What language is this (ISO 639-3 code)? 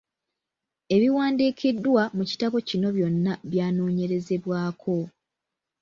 lug